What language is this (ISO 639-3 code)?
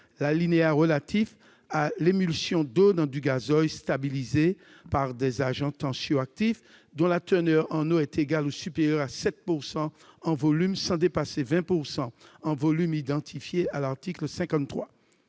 fra